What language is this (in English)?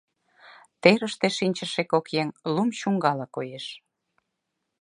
Mari